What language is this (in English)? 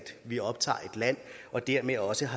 Danish